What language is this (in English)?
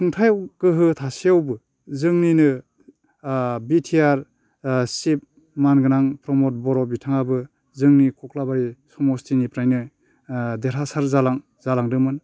Bodo